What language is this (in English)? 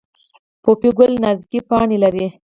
Pashto